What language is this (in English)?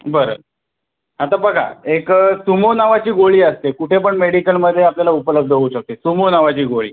Marathi